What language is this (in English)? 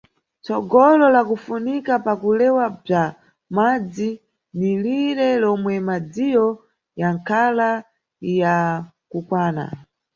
Nyungwe